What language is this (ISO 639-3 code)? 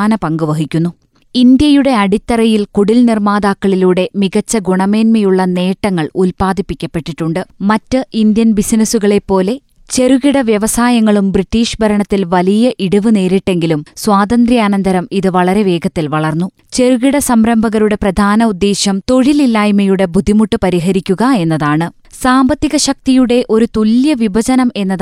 mal